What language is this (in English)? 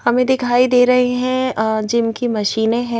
Hindi